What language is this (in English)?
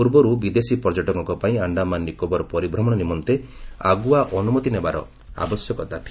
Odia